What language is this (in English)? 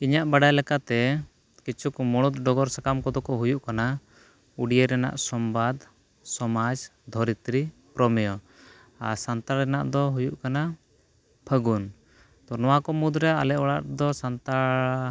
Santali